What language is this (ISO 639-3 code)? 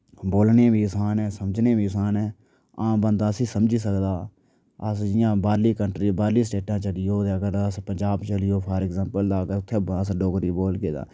doi